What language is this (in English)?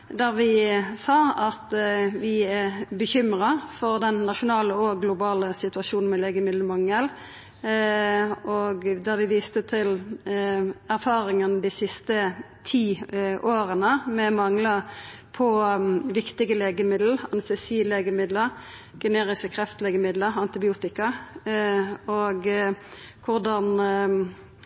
Norwegian Nynorsk